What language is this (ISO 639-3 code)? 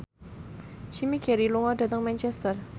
jav